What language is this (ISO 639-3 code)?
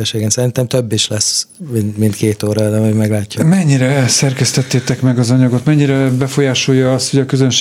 hun